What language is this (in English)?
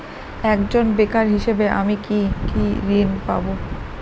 Bangla